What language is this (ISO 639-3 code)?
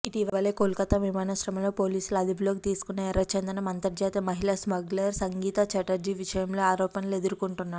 tel